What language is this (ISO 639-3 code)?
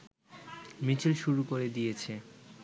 ben